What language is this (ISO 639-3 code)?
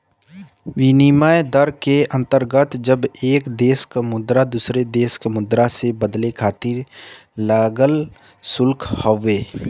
bho